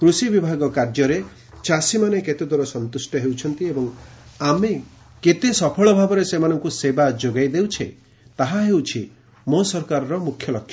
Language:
Odia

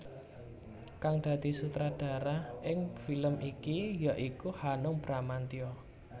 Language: Javanese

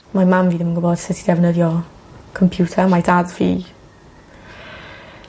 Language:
Welsh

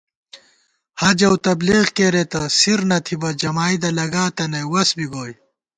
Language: Gawar-Bati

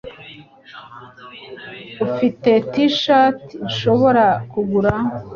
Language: Kinyarwanda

